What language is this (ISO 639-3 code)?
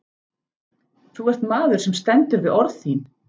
isl